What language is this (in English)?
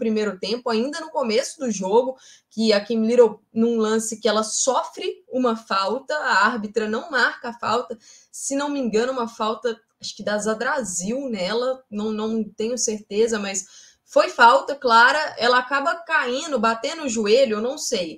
Portuguese